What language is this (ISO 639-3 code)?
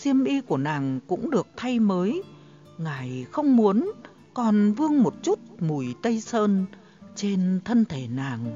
vie